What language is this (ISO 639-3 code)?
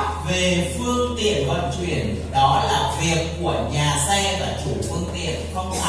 vie